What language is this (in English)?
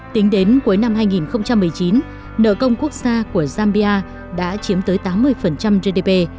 Vietnamese